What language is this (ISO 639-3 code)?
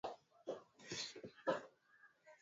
swa